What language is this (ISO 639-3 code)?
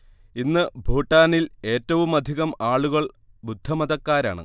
mal